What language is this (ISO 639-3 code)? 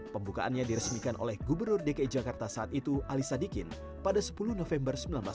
ind